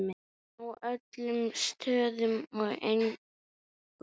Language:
Icelandic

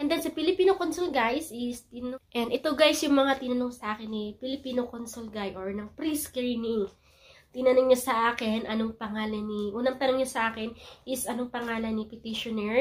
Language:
Filipino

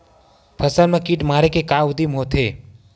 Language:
Chhattisgarhi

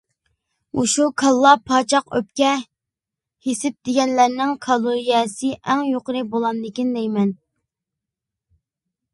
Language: Uyghur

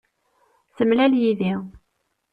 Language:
Kabyle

